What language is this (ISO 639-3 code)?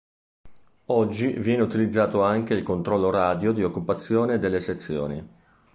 ita